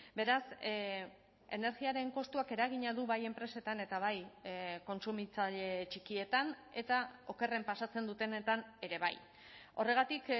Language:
Basque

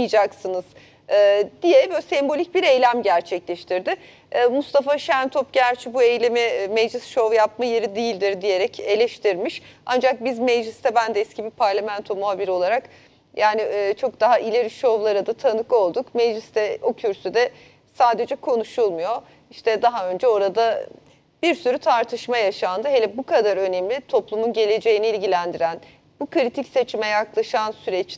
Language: Turkish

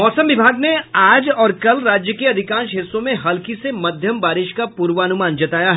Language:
Hindi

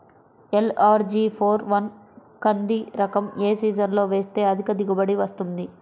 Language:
Telugu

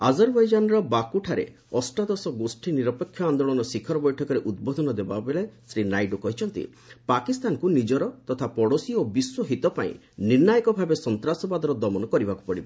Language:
Odia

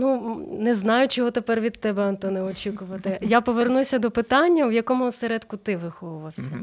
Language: Ukrainian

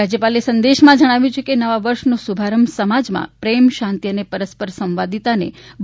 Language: Gujarati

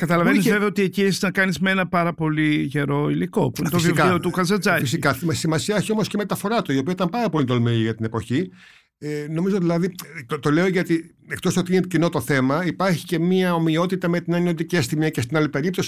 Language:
Greek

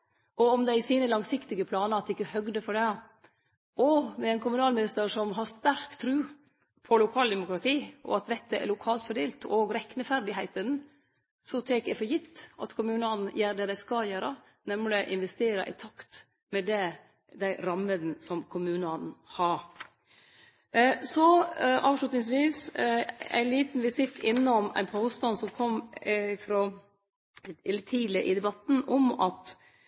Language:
Norwegian Nynorsk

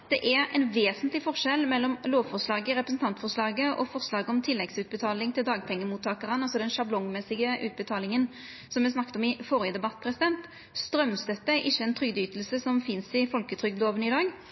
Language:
Norwegian Nynorsk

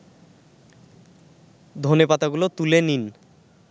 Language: Bangla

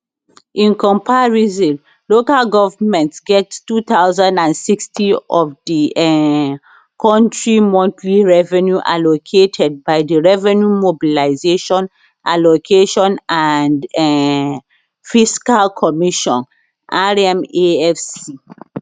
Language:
Nigerian Pidgin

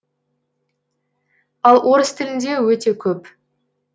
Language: Kazakh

